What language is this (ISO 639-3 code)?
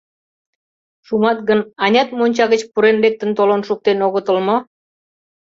chm